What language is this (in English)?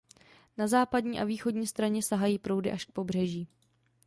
Czech